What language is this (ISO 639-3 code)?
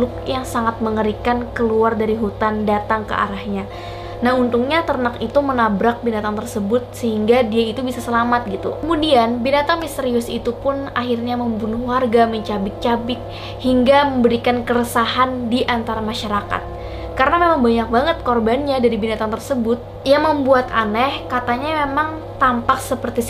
ind